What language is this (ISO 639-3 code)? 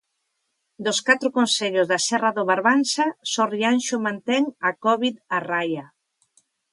glg